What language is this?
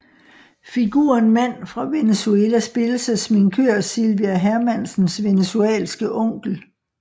Danish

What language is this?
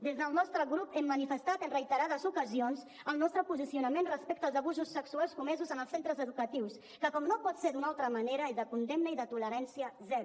Catalan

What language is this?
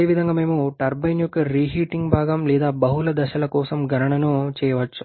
Telugu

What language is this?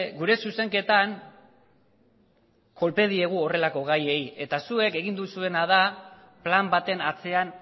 Basque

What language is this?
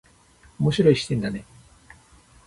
Japanese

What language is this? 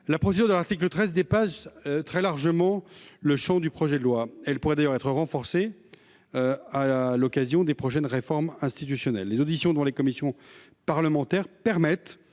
French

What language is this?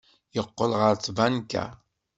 Kabyle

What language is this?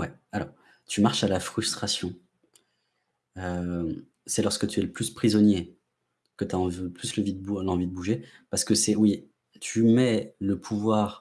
French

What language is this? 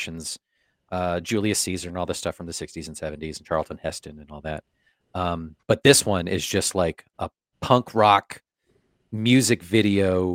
English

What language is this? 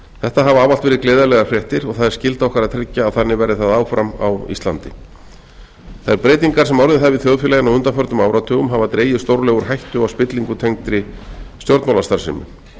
Icelandic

